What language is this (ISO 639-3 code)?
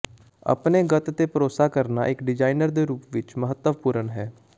pan